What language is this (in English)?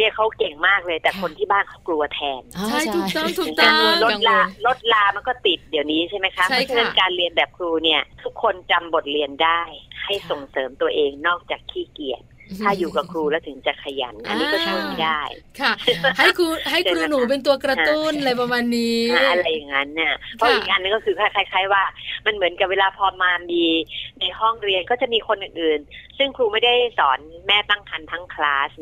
Thai